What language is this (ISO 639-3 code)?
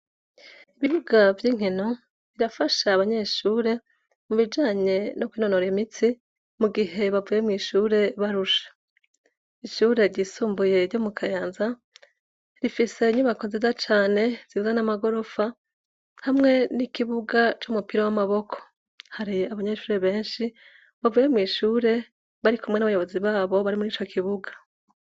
run